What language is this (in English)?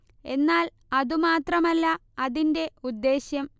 Malayalam